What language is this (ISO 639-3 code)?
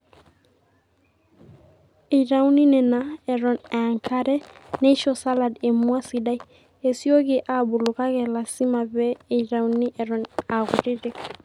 mas